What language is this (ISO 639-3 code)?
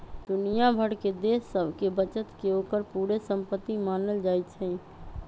mag